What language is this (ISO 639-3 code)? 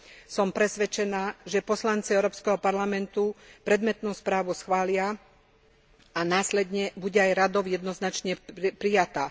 slk